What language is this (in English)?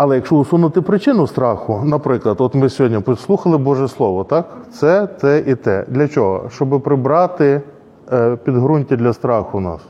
Ukrainian